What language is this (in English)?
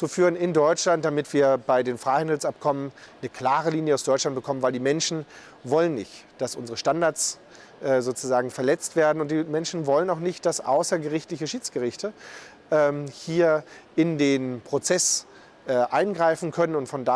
German